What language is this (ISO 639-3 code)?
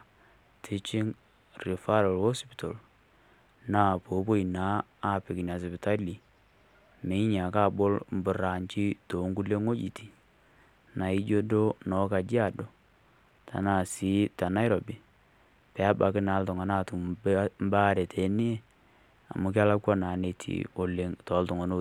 mas